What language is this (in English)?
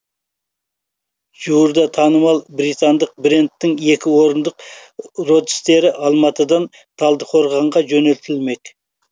Kazakh